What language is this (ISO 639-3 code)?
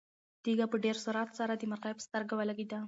pus